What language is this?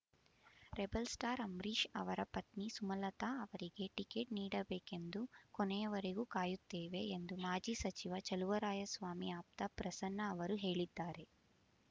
Kannada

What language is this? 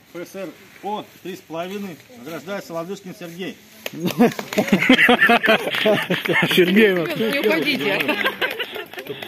Russian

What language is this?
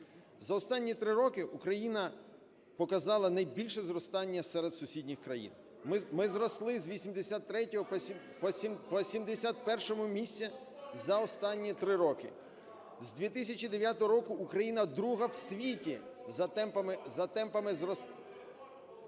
Ukrainian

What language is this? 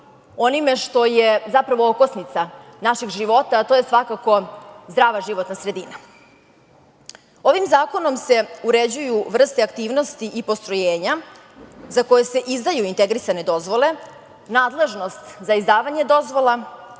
Serbian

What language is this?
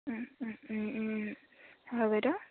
Assamese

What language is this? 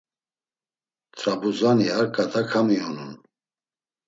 Laz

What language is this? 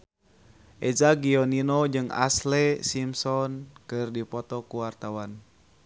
Sundanese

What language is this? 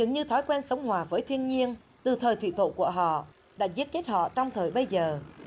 Vietnamese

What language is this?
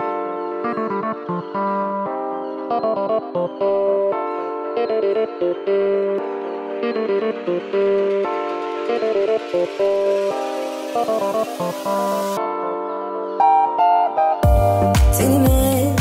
Turkish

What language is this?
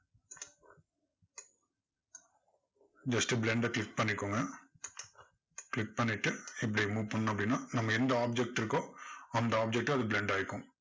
Tamil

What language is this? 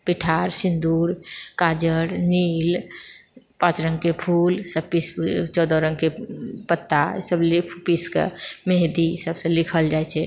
Maithili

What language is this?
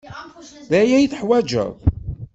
Kabyle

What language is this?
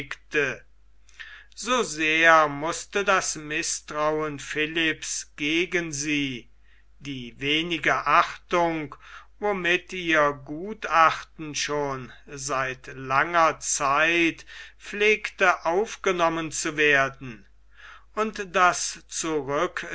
German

